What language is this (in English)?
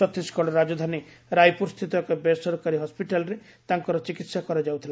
Odia